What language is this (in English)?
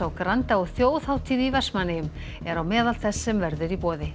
Icelandic